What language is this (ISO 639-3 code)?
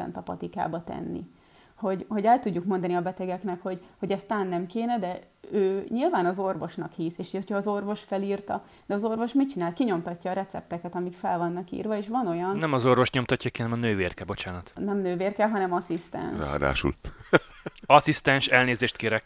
hun